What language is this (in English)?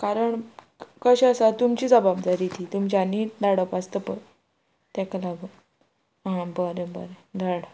Konkani